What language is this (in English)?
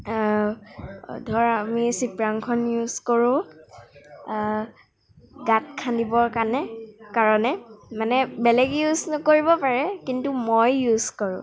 Assamese